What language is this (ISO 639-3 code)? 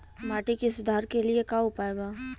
bho